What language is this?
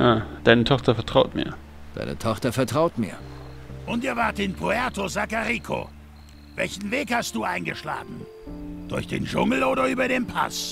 German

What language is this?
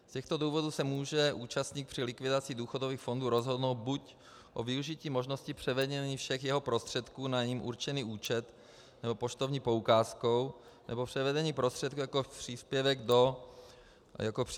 Czech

